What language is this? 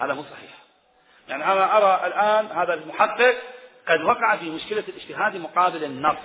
Arabic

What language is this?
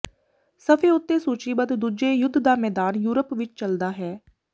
Punjabi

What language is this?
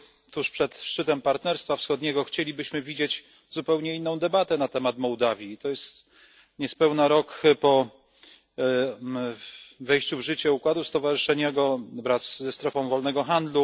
Polish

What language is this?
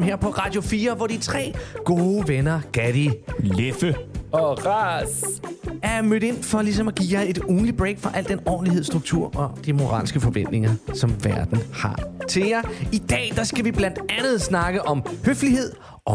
Danish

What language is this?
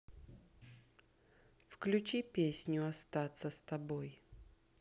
Russian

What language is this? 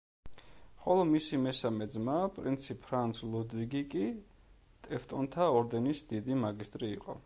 Georgian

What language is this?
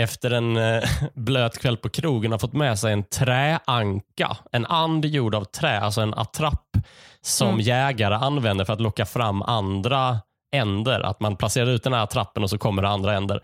Swedish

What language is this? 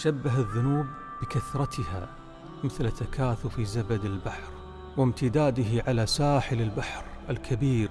Arabic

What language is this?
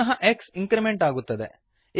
Kannada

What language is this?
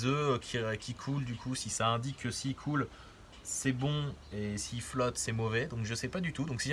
French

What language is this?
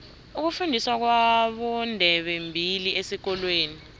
South Ndebele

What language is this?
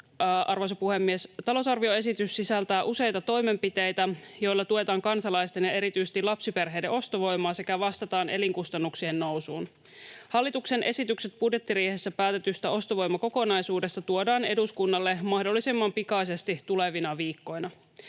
Finnish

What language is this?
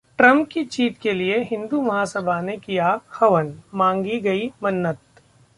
Hindi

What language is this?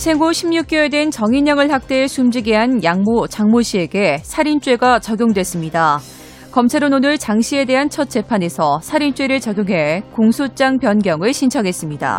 Korean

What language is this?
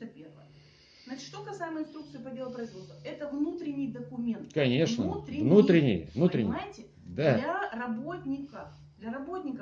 Russian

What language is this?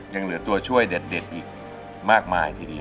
Thai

